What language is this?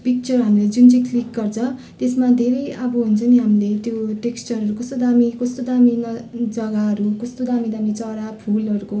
Nepali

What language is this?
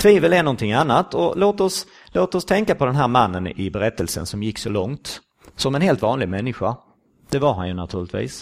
Swedish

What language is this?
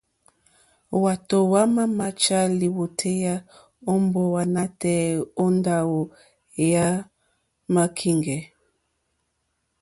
Mokpwe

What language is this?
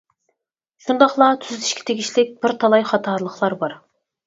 Uyghur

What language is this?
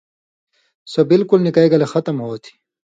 Indus Kohistani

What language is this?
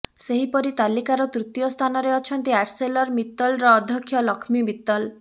Odia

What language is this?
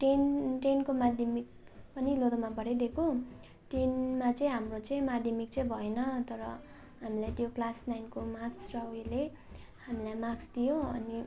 Nepali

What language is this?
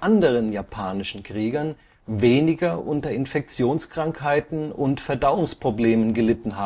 German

